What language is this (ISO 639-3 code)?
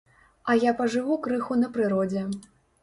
bel